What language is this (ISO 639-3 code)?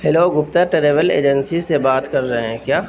urd